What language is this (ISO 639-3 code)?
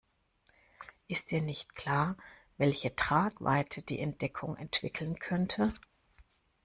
deu